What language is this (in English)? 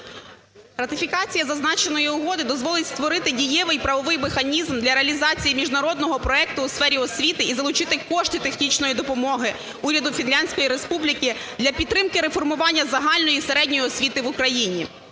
Ukrainian